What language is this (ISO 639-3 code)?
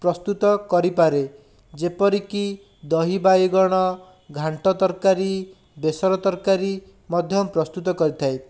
ori